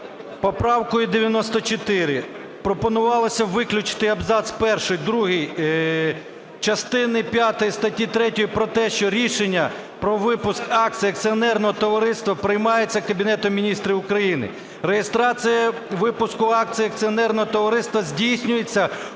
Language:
Ukrainian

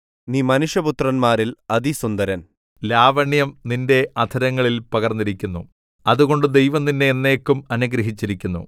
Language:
Malayalam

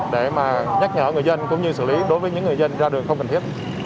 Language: Vietnamese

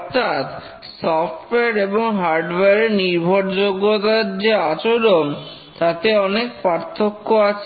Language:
Bangla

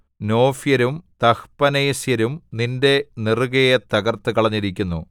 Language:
Malayalam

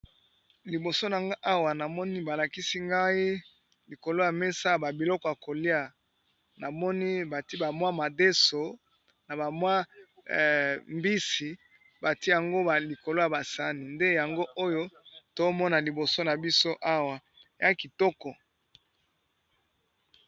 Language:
Lingala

